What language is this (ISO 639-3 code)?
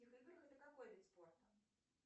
rus